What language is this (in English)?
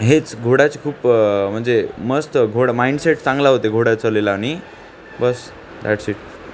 Marathi